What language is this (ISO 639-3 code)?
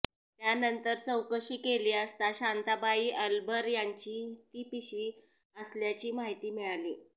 mar